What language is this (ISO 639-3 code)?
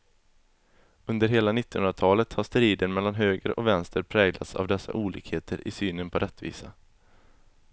swe